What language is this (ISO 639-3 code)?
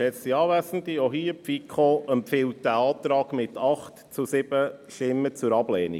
gsw